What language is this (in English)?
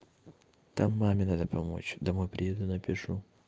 Russian